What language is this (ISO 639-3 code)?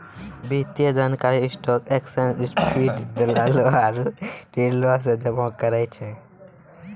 mai